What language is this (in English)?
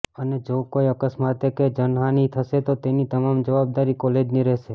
Gujarati